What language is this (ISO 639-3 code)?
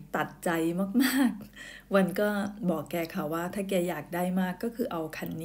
tha